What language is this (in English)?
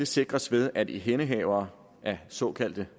Danish